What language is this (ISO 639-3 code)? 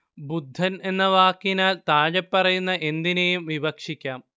mal